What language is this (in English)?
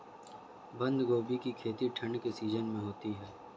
Hindi